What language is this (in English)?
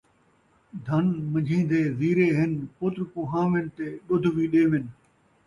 Saraiki